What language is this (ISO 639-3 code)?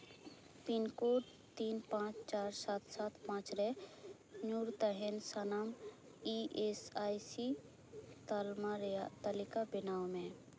sat